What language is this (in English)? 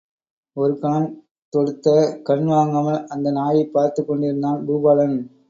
Tamil